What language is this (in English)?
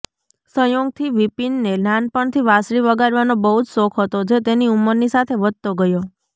Gujarati